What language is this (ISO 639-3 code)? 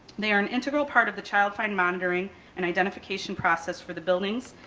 eng